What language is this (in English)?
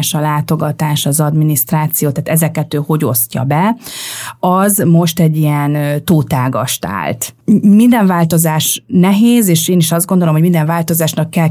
Hungarian